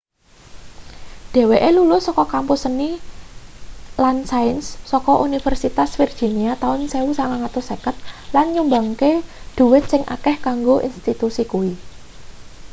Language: Javanese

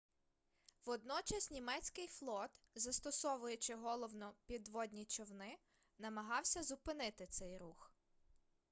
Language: Ukrainian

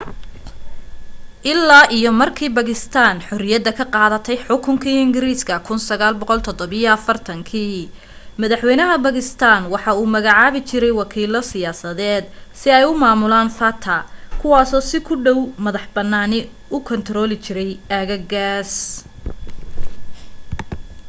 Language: Somali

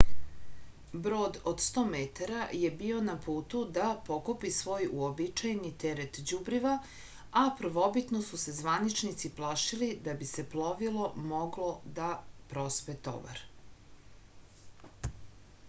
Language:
Serbian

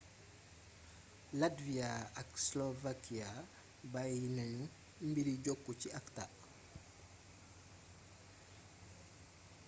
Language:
Wolof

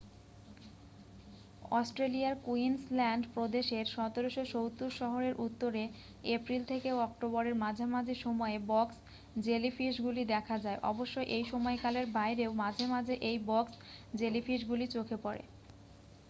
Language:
Bangla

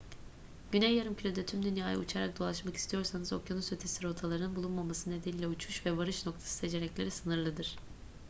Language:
Turkish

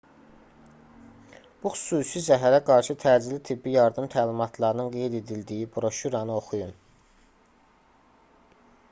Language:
Azerbaijani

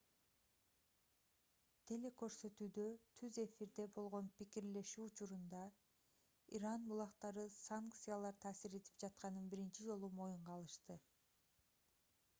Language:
Kyrgyz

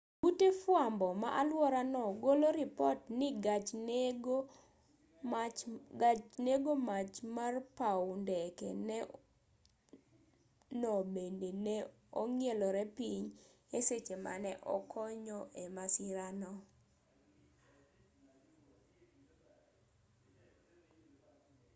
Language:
Luo (Kenya and Tanzania)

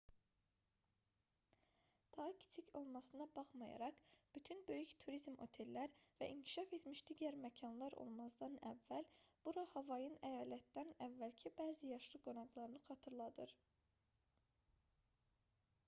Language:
Azerbaijani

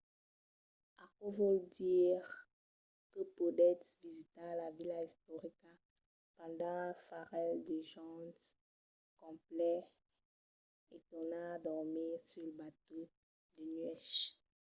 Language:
Occitan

